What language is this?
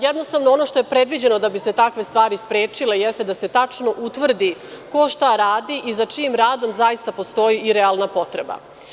Serbian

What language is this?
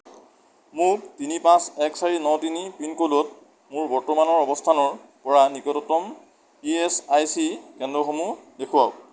Assamese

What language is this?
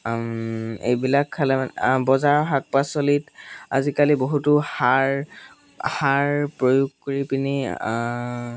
Assamese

